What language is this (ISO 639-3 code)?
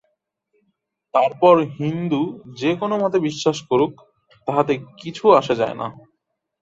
ben